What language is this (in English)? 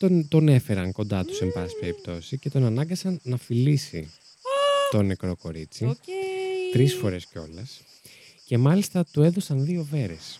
Greek